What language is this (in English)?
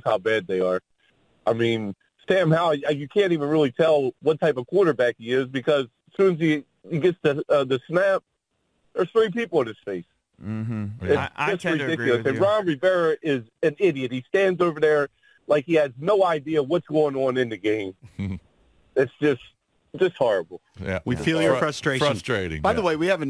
English